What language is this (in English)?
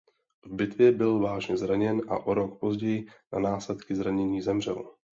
Czech